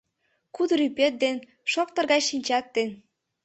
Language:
Mari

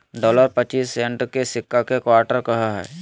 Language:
Magahi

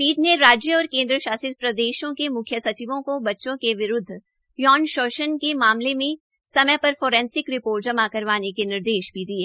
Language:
Hindi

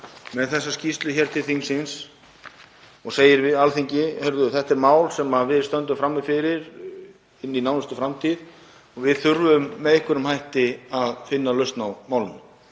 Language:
Icelandic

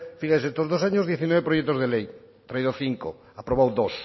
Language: Spanish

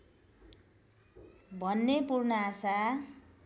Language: Nepali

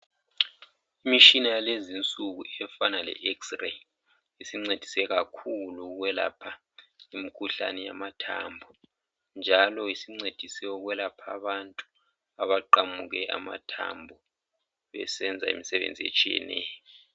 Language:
North Ndebele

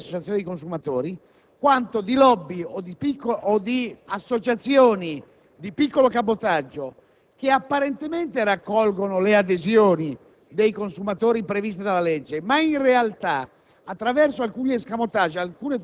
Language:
Italian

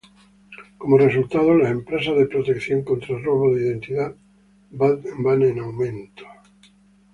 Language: Spanish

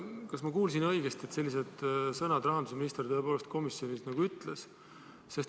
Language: Estonian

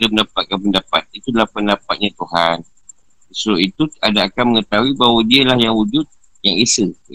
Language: Malay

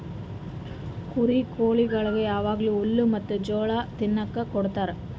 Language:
Kannada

